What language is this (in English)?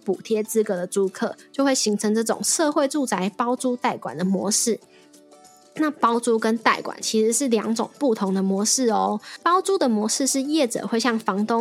Chinese